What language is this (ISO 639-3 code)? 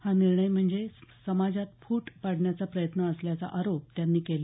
mar